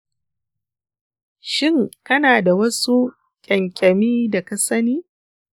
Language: Hausa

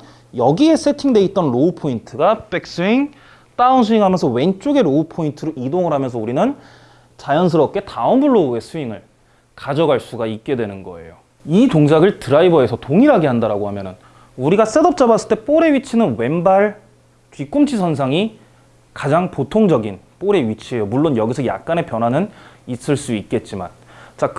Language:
Korean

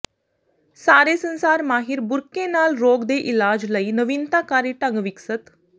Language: Punjabi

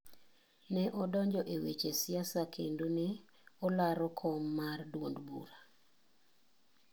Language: Luo (Kenya and Tanzania)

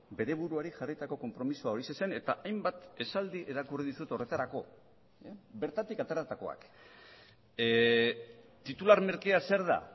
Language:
Basque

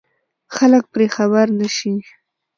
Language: Pashto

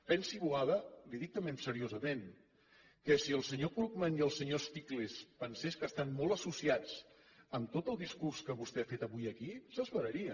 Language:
Catalan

